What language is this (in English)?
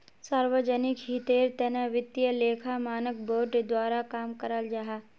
Magahi